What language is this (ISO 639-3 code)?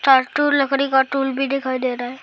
hin